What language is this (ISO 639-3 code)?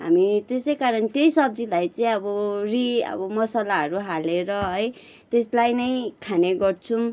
nep